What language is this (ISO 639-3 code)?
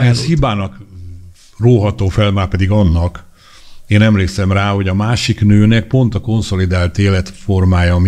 hun